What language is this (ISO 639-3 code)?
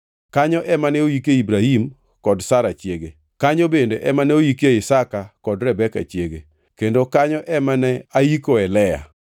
luo